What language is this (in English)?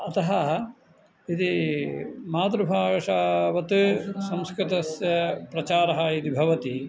Sanskrit